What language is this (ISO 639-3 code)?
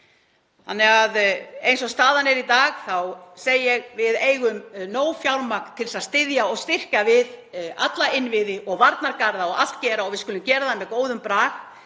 isl